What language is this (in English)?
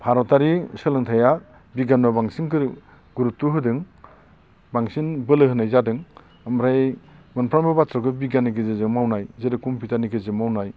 Bodo